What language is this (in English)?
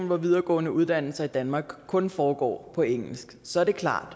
Danish